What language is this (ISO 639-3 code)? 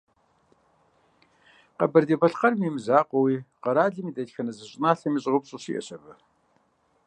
kbd